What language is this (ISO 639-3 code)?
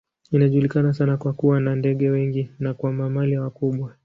swa